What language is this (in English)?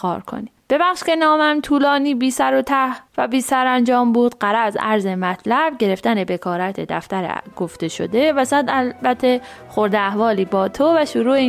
Persian